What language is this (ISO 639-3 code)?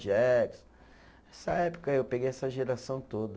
por